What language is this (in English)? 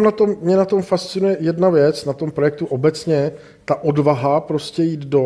Czech